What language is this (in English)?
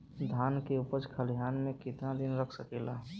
Bhojpuri